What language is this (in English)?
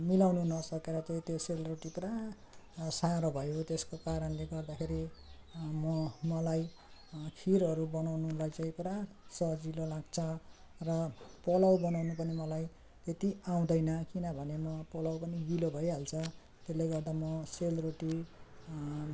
Nepali